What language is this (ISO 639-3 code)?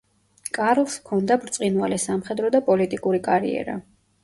kat